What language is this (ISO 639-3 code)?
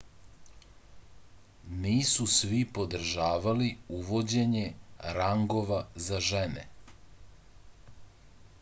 srp